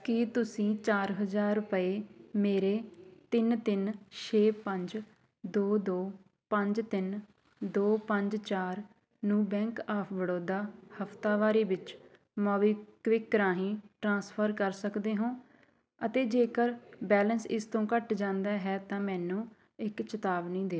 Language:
Punjabi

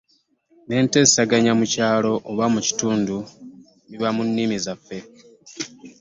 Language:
Ganda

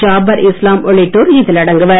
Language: Tamil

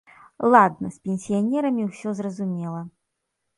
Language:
Belarusian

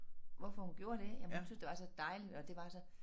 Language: Danish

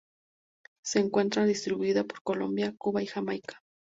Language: Spanish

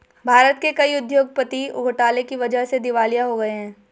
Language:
Hindi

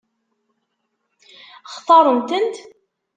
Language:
Kabyle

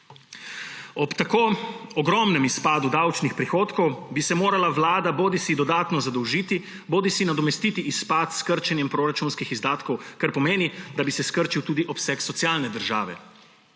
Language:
Slovenian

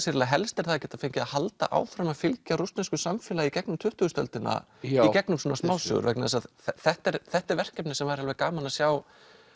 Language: Icelandic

